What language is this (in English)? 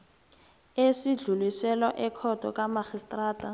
South Ndebele